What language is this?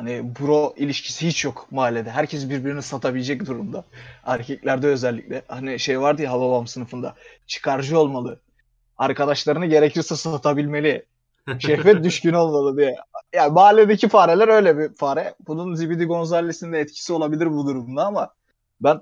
Turkish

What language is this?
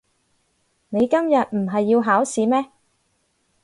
Cantonese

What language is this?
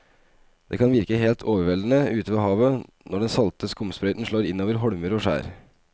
Norwegian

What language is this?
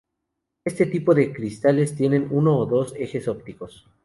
Spanish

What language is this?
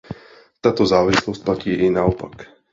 Czech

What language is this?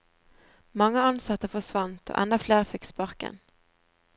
Norwegian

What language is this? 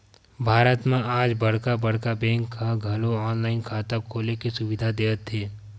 Chhattisgarhi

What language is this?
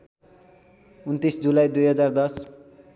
Nepali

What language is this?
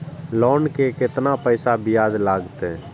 Maithili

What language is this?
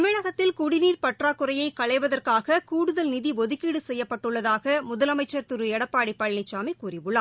Tamil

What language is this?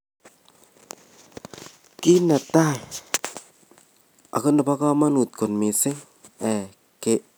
Kalenjin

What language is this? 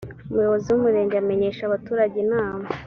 Kinyarwanda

